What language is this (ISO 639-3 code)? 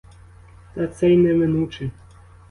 ukr